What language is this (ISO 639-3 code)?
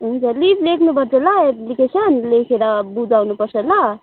nep